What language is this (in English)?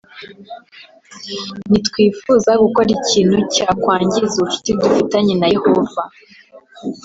Kinyarwanda